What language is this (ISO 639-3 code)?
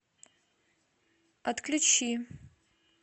rus